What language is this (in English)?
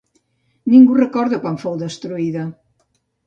Catalan